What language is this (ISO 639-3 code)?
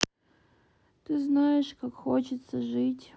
rus